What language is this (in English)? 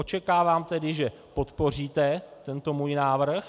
Czech